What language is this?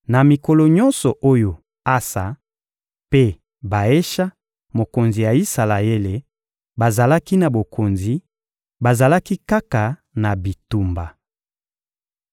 Lingala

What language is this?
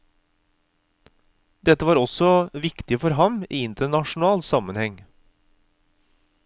Norwegian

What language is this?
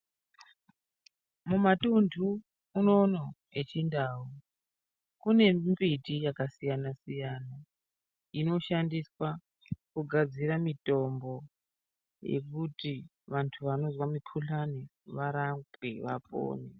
Ndau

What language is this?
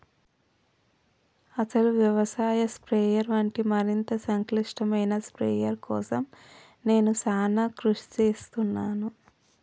Telugu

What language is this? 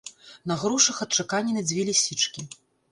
Belarusian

